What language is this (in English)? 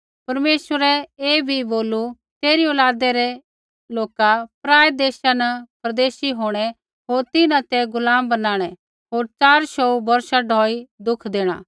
Kullu Pahari